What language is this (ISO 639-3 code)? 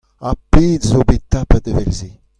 bre